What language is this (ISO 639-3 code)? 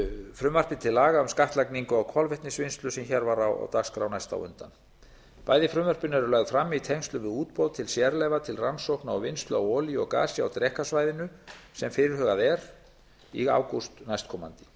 isl